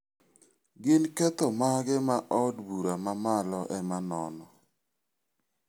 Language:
Luo (Kenya and Tanzania)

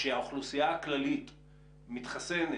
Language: Hebrew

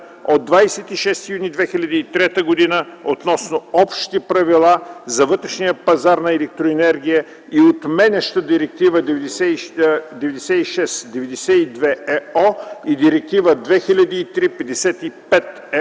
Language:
Bulgarian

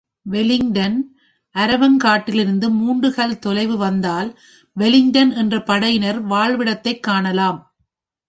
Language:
Tamil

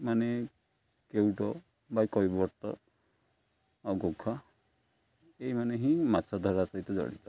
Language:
Odia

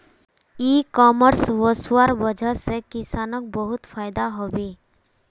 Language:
Magahi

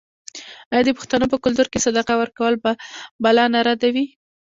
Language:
Pashto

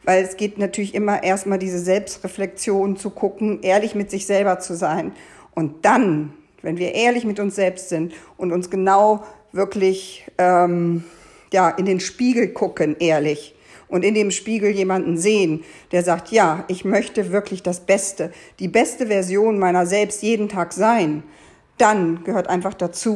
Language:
German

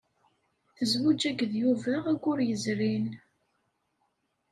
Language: Kabyle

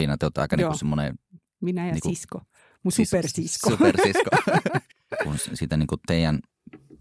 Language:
Finnish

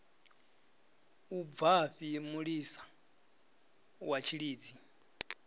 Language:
Venda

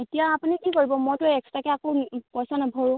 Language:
Assamese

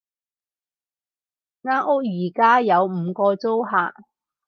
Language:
Cantonese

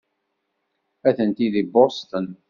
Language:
Kabyle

